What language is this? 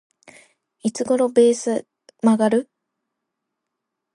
Japanese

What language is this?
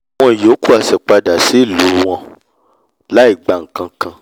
Yoruba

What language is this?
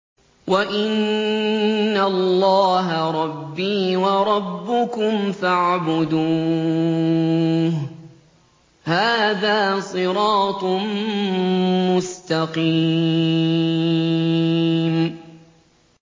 Arabic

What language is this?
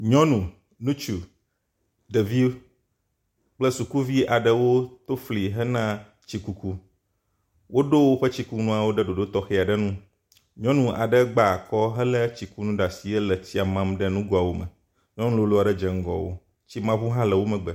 Ewe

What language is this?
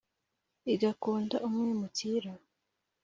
Kinyarwanda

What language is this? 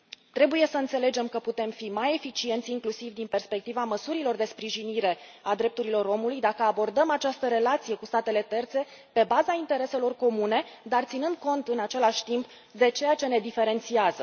Romanian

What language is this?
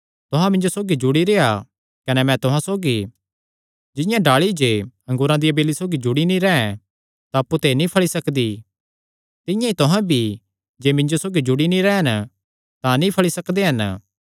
Kangri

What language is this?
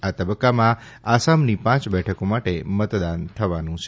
Gujarati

